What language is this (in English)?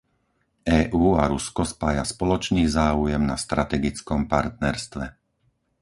Slovak